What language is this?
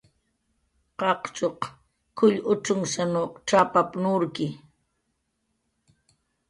Jaqaru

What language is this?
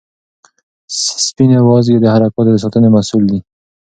Pashto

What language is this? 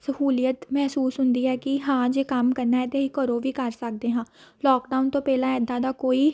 Punjabi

